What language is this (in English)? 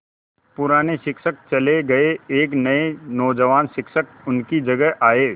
Hindi